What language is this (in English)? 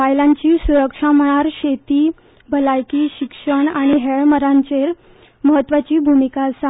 Konkani